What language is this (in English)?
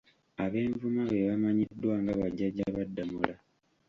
Ganda